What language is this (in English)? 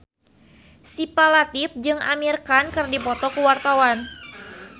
Sundanese